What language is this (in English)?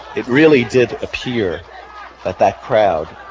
English